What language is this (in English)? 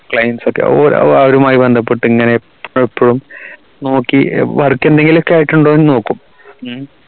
Malayalam